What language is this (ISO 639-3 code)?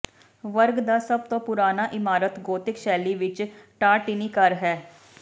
pan